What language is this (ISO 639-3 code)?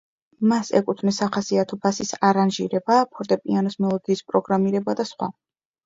kat